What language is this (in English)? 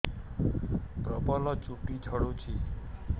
Odia